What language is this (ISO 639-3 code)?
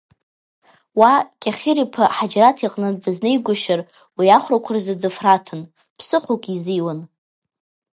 abk